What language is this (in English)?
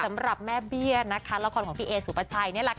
Thai